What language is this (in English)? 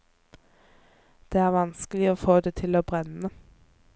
Norwegian